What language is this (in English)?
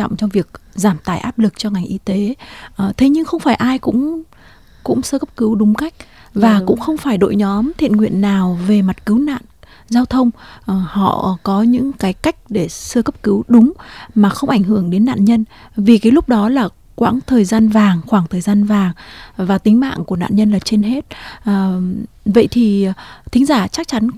Vietnamese